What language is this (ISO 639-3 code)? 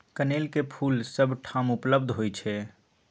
mai